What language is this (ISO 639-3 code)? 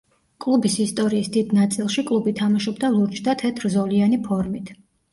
kat